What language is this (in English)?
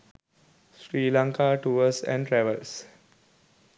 Sinhala